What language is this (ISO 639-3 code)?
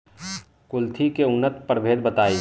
bho